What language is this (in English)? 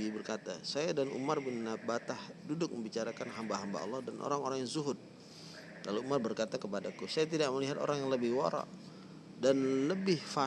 Indonesian